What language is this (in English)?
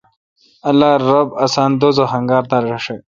Kalkoti